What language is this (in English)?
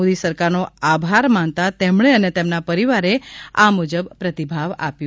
Gujarati